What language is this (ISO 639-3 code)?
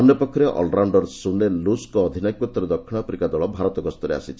ori